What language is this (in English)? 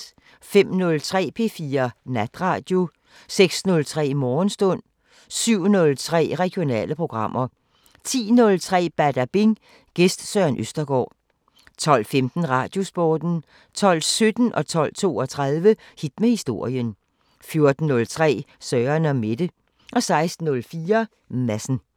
Danish